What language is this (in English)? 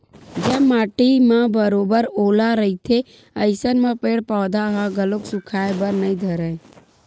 Chhattisgarhi